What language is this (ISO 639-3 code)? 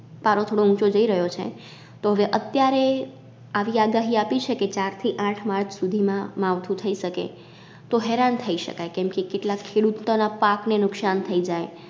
guj